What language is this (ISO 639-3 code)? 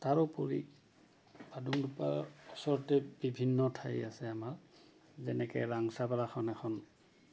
asm